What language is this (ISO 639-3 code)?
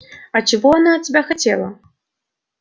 rus